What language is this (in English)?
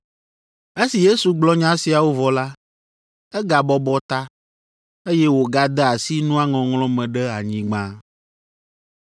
Ewe